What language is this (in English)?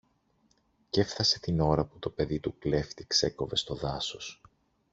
Greek